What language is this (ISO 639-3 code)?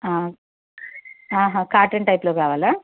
tel